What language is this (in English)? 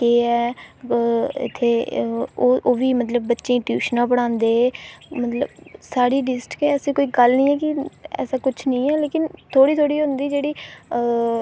Dogri